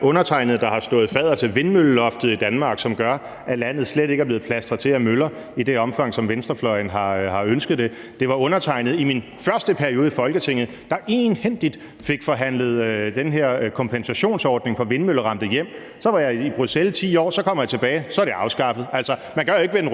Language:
Danish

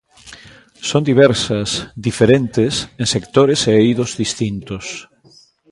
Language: Galician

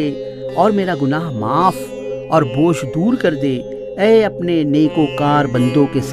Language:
Urdu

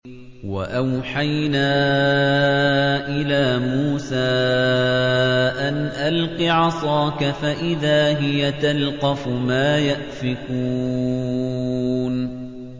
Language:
Arabic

